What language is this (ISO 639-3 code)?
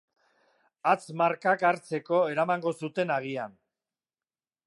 eus